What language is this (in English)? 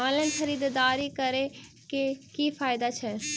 Maithili